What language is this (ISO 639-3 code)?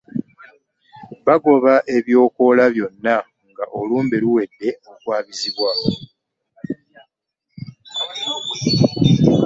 lug